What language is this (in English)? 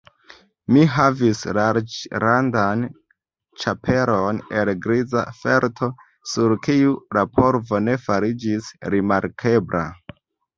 Esperanto